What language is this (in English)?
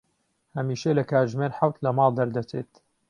Central Kurdish